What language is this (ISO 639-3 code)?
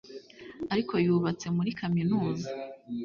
kin